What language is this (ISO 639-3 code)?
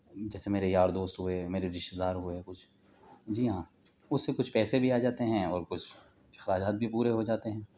urd